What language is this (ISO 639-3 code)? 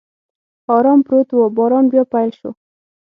pus